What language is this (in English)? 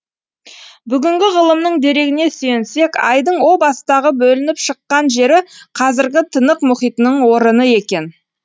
Kazakh